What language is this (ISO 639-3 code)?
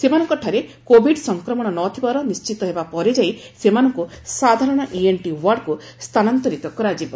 ori